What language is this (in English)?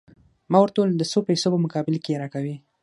Pashto